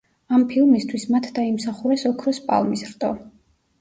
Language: Georgian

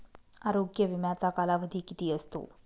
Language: Marathi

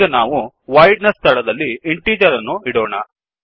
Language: Kannada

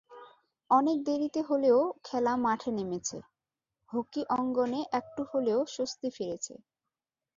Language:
Bangla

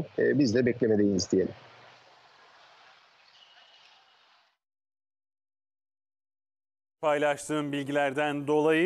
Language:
Turkish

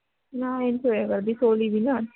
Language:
Punjabi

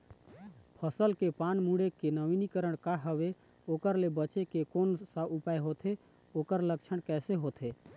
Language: Chhattisgarhi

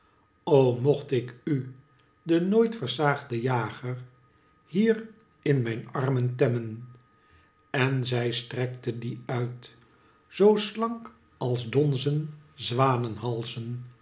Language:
Dutch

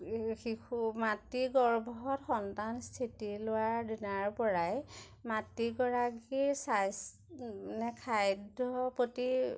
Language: Assamese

